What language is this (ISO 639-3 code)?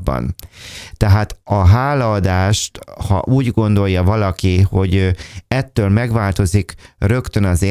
hun